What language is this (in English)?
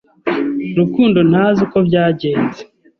Kinyarwanda